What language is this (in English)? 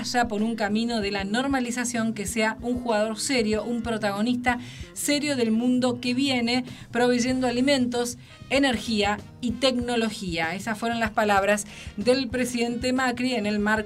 Spanish